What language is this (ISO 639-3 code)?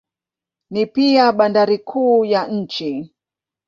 swa